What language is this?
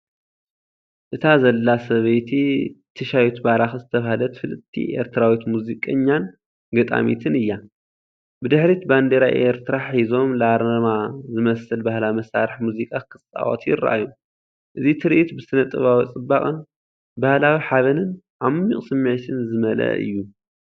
Tigrinya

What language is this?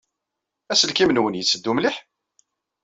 Kabyle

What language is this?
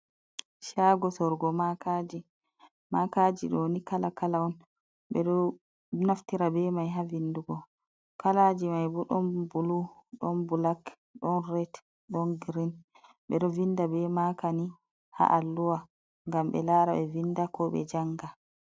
Fula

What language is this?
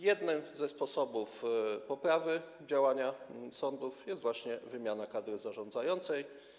Polish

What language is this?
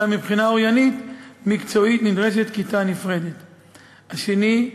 Hebrew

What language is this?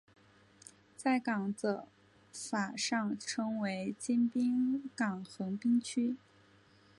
Chinese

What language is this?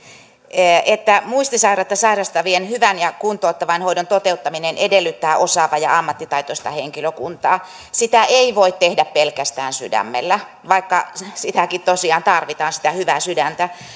Finnish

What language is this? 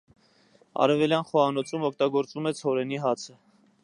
Armenian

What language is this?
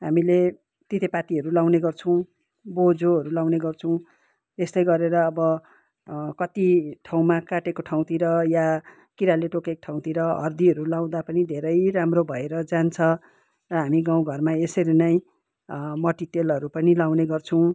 Nepali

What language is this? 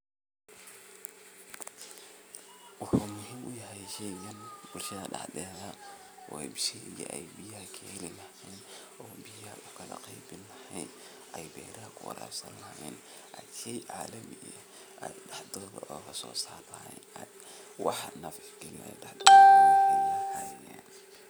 Somali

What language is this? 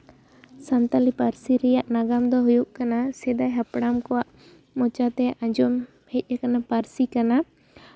Santali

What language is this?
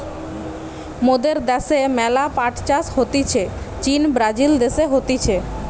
Bangla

